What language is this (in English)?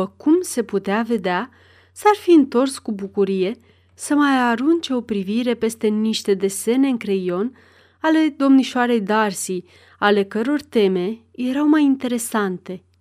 Romanian